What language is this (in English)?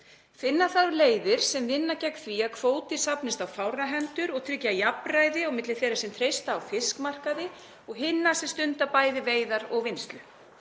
Icelandic